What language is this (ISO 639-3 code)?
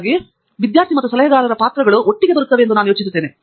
kan